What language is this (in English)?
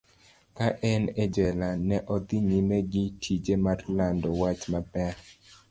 Luo (Kenya and Tanzania)